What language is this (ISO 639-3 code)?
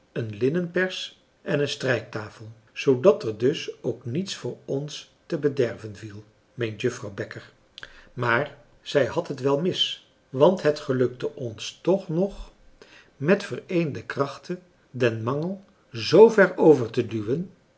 nld